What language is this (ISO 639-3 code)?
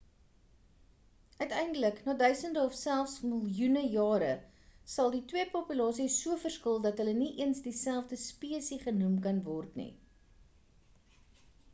afr